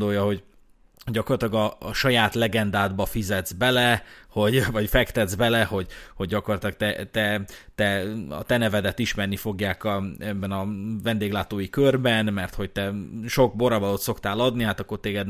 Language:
Hungarian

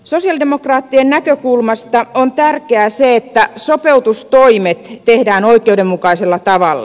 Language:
Finnish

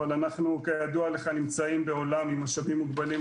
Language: Hebrew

